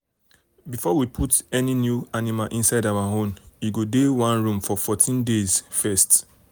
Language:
Nigerian Pidgin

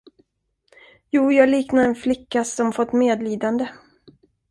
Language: Swedish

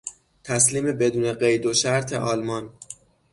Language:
Persian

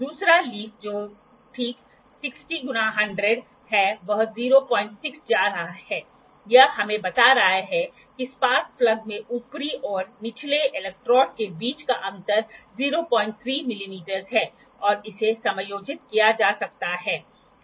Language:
Hindi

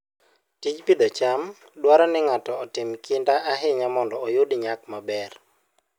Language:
Luo (Kenya and Tanzania)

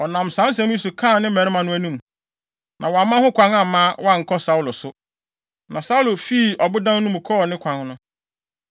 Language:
Akan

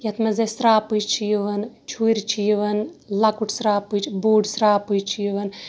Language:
Kashmiri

